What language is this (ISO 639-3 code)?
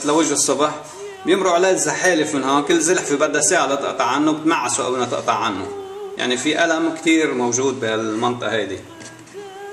ara